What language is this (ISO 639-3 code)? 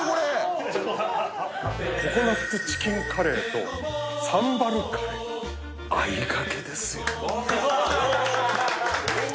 jpn